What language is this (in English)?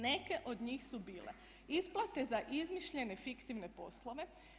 Croatian